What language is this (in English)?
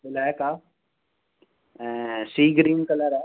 Sindhi